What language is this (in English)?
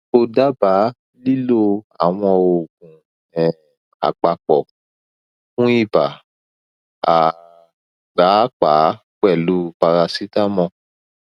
Yoruba